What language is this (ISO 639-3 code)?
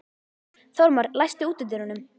isl